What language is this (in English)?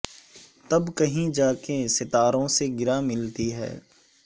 Urdu